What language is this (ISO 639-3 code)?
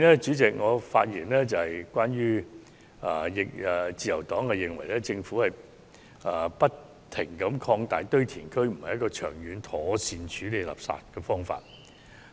yue